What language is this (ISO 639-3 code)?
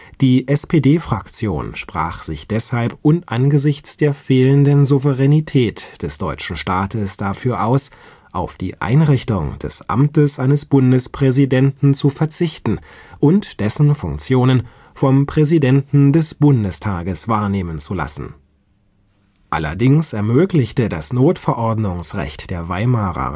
deu